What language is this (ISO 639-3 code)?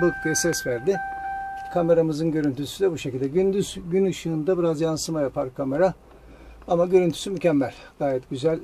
tur